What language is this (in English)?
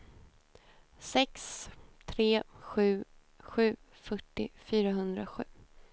Swedish